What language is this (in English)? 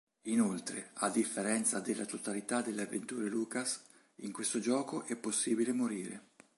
Italian